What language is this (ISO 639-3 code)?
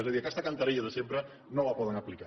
cat